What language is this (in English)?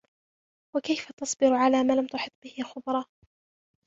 Arabic